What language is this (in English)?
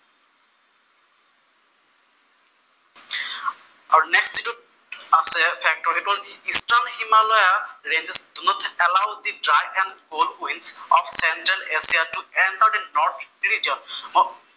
Assamese